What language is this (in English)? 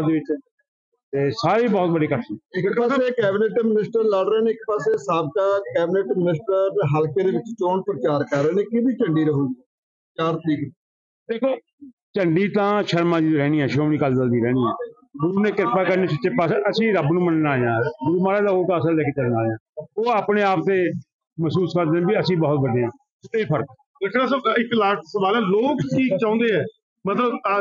Punjabi